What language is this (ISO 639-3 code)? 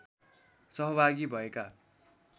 nep